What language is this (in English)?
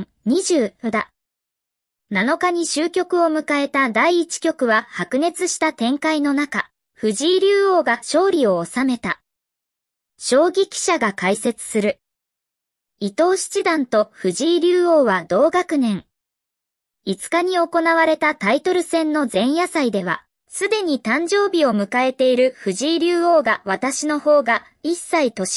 Japanese